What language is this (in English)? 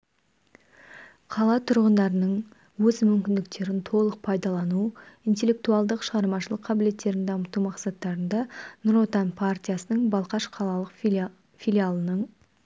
Kazakh